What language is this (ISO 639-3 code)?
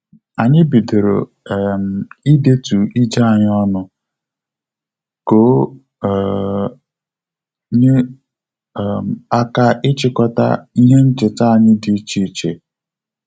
ibo